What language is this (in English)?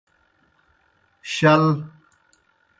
Kohistani Shina